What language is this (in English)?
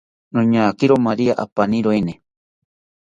South Ucayali Ashéninka